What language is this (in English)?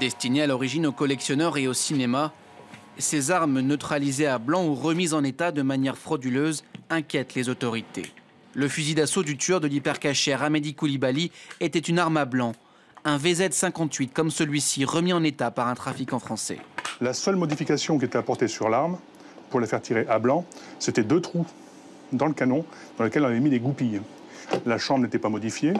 French